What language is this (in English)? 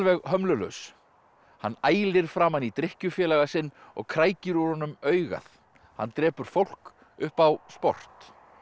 Icelandic